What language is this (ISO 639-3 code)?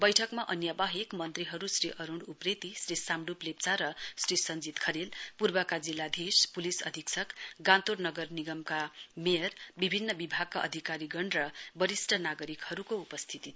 nep